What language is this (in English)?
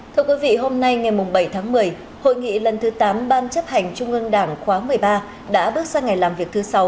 Vietnamese